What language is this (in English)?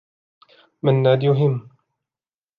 Arabic